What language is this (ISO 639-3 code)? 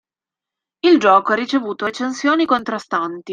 ita